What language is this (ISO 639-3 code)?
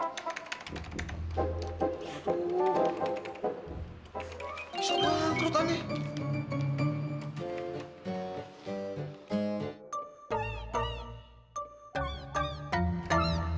ind